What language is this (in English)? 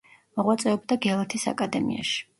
Georgian